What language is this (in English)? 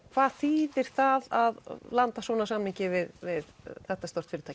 Icelandic